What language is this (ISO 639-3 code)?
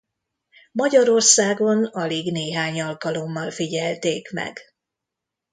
hun